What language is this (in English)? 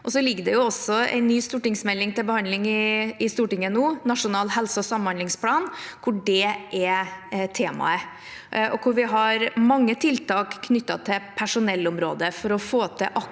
Norwegian